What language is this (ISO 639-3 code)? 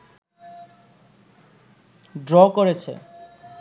ben